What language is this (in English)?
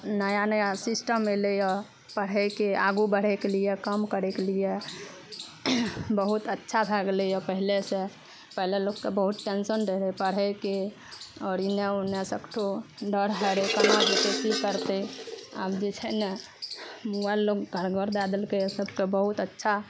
Maithili